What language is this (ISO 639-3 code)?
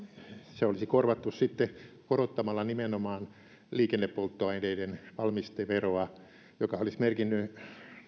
fin